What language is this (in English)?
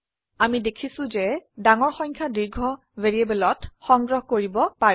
Assamese